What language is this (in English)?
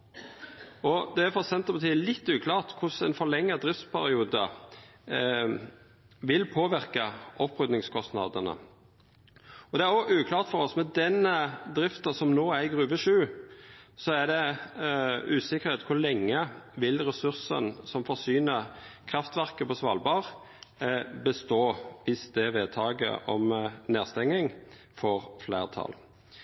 Norwegian Nynorsk